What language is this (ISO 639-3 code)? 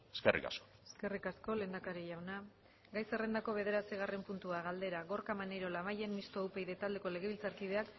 eus